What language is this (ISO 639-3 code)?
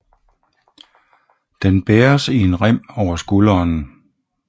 dan